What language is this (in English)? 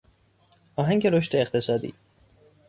Persian